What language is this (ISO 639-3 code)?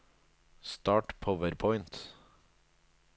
nor